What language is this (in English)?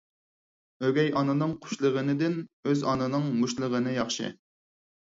Uyghur